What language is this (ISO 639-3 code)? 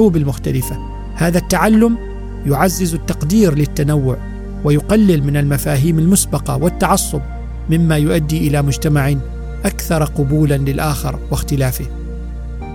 ara